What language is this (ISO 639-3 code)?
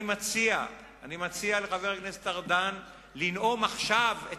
heb